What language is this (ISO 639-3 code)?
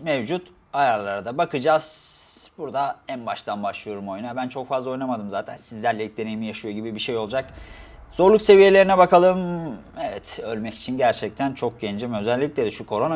tur